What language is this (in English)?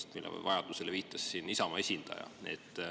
Estonian